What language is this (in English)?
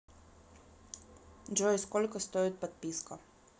Russian